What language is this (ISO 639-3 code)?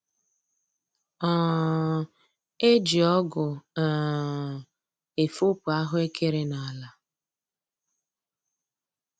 ibo